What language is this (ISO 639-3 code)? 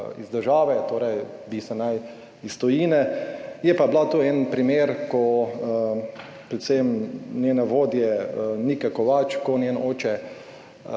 slv